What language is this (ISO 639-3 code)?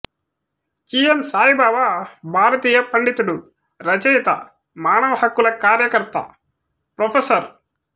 tel